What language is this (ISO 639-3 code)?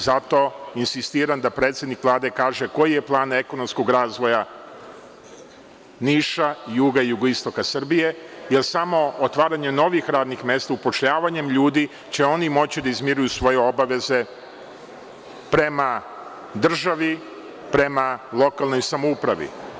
srp